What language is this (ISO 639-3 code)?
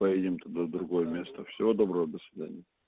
rus